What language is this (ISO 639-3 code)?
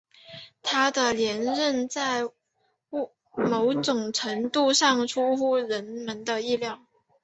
zho